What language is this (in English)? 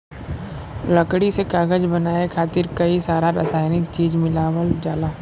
Bhojpuri